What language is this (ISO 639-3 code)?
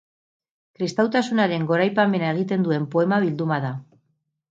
eus